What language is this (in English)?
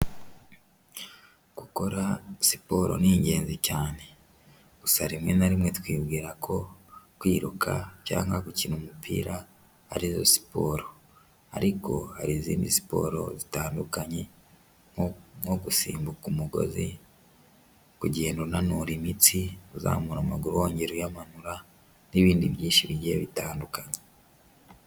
Kinyarwanda